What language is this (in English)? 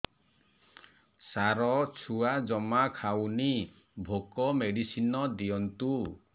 Odia